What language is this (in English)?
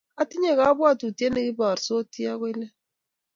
Kalenjin